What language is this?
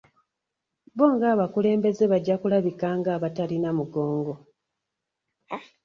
Ganda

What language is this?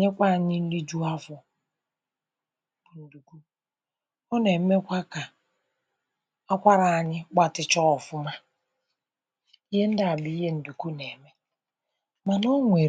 Igbo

